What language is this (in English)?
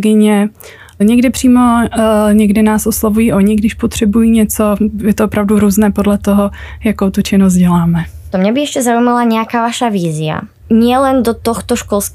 Czech